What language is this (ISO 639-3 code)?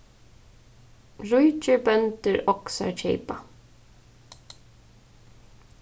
fao